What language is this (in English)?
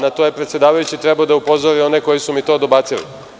Serbian